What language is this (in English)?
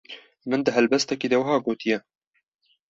Kurdish